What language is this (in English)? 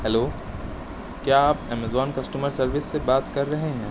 Urdu